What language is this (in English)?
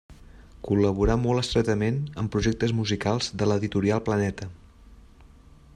Catalan